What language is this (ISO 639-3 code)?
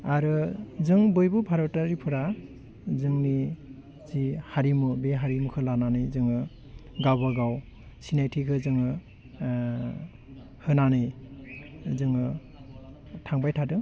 brx